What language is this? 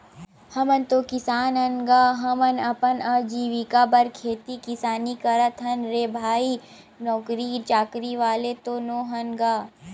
Chhattisgarhi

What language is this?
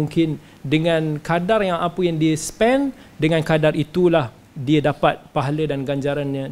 Malay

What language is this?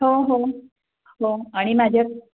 Marathi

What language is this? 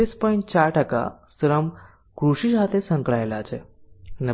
Gujarati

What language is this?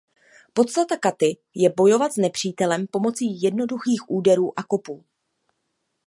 Czech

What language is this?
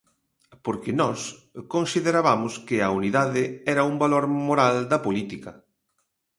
Galician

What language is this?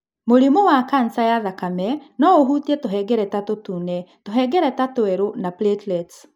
Kikuyu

